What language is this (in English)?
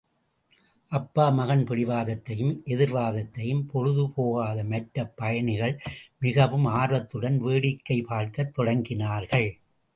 Tamil